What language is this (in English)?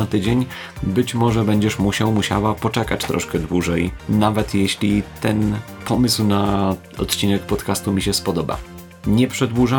Polish